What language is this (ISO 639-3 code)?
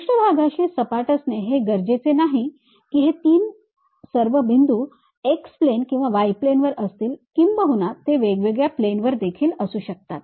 mar